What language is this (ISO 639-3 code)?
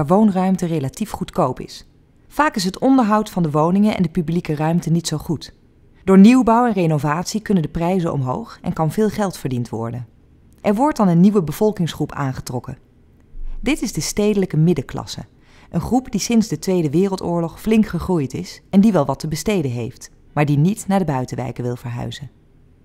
nld